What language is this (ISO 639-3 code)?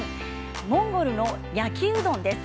jpn